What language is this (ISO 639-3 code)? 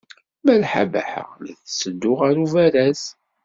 kab